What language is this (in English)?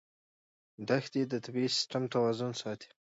Pashto